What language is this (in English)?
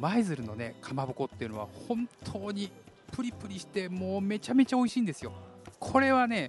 Japanese